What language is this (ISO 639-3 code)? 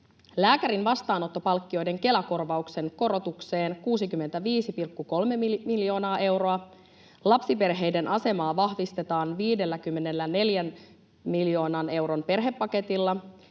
fin